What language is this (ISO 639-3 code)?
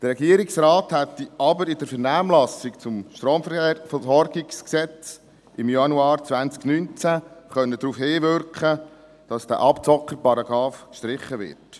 gsw